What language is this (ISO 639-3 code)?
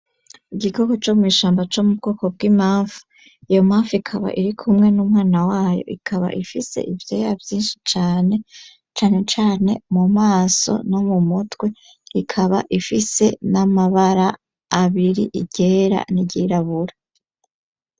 run